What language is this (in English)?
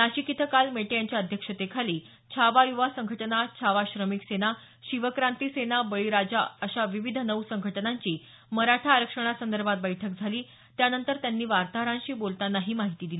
Marathi